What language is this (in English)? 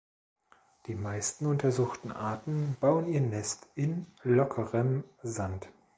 German